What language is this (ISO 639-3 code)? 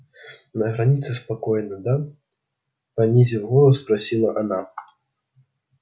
rus